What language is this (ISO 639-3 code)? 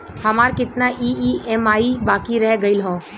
bho